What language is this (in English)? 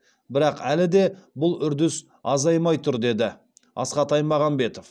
Kazakh